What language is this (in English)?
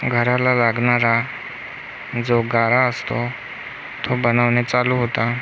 Marathi